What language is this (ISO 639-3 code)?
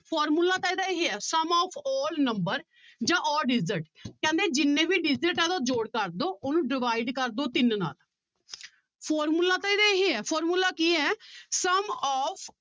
pan